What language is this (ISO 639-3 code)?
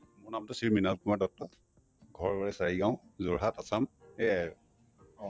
asm